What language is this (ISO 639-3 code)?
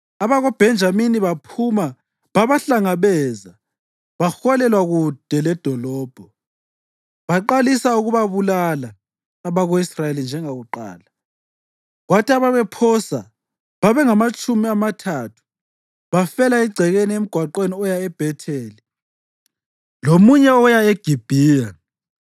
nde